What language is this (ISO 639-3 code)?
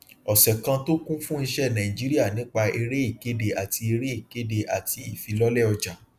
yor